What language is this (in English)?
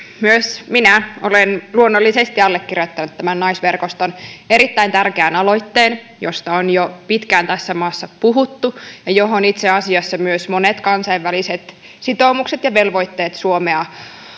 Finnish